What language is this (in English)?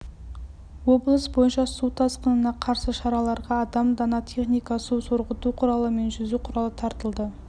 Kazakh